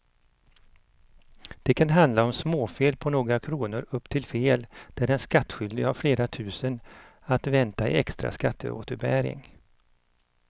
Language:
Swedish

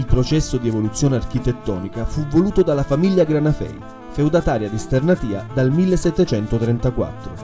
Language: Italian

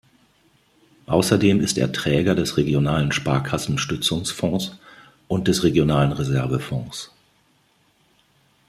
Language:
German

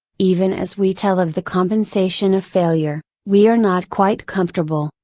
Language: English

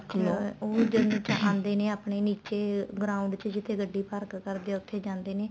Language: Punjabi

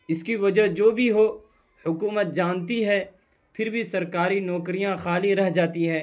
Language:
Urdu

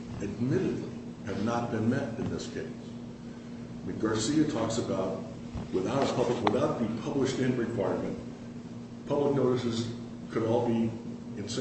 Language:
English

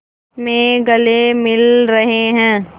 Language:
Hindi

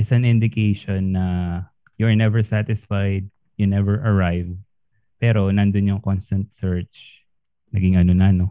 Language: Filipino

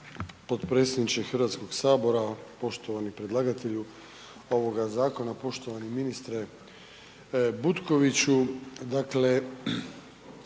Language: Croatian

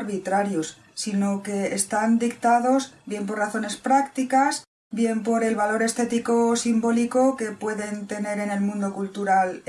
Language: Spanish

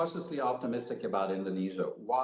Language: Indonesian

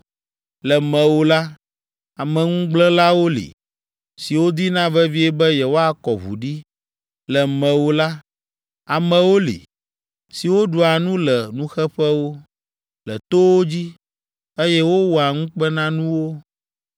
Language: Ewe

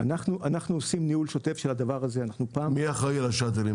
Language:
Hebrew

